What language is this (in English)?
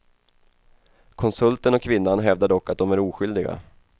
Swedish